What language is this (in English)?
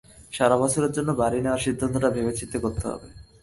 Bangla